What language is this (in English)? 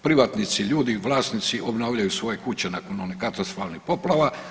Croatian